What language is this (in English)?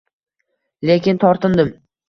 Uzbek